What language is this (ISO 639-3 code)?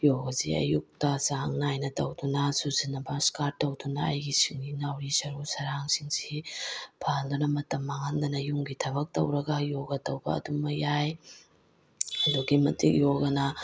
mni